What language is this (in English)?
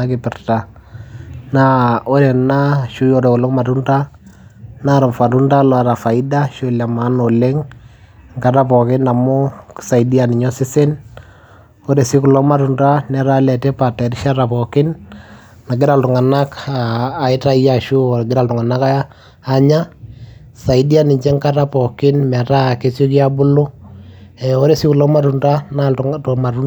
Masai